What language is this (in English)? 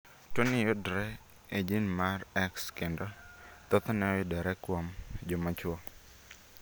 Luo (Kenya and Tanzania)